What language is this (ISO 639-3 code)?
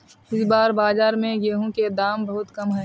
mag